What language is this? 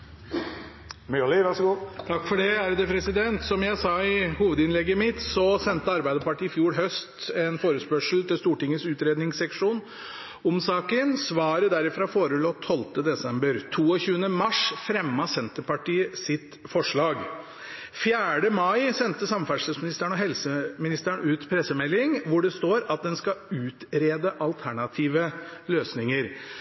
Norwegian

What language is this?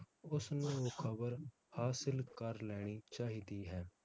Punjabi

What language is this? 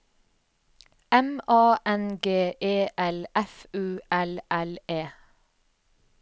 Norwegian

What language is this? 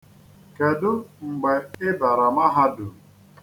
Igbo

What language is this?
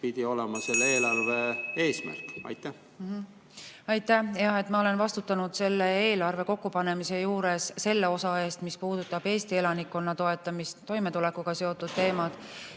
Estonian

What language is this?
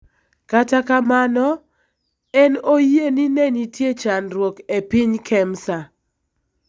Luo (Kenya and Tanzania)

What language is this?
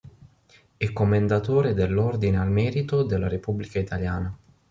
Italian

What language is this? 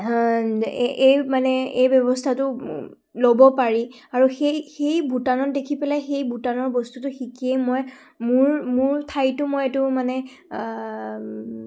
Assamese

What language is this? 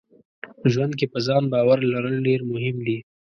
Pashto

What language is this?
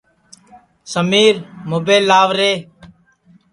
Sansi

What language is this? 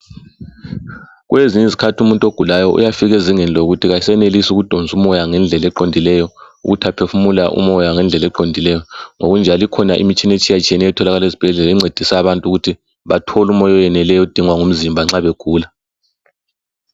North Ndebele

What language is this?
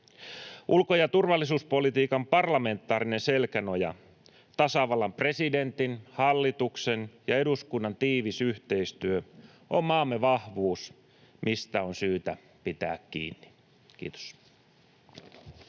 Finnish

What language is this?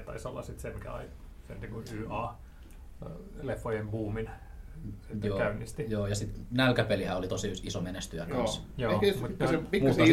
Finnish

